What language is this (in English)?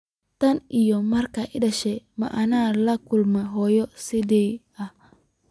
Somali